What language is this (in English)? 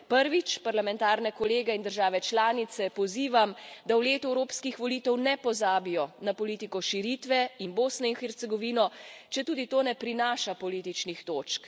Slovenian